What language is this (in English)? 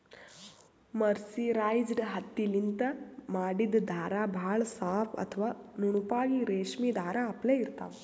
Kannada